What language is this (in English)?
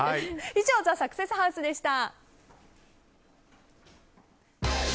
Japanese